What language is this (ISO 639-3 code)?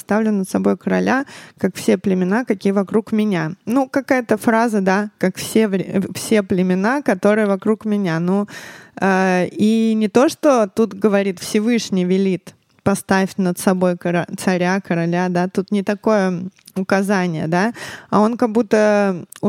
rus